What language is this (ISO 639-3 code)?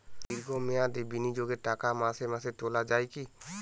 ben